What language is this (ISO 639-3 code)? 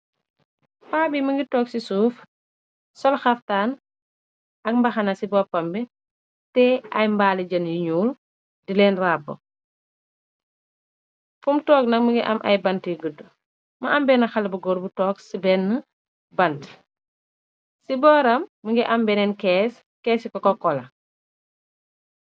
wol